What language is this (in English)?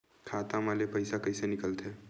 Chhattisgarhi